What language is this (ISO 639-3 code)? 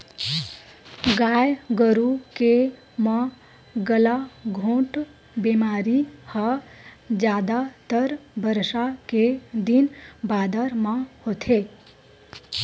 hne